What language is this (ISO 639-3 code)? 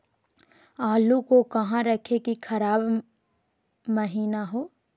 mag